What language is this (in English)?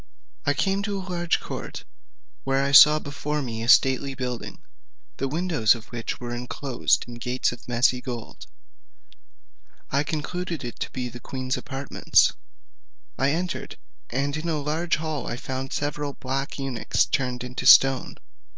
English